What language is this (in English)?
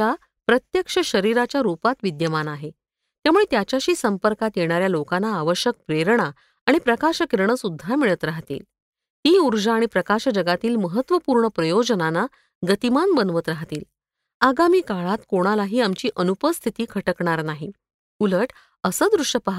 Marathi